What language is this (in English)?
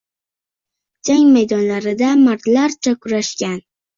Uzbek